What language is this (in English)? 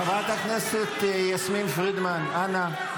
Hebrew